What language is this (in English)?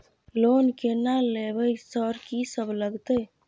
Maithili